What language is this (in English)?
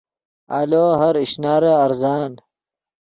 Yidgha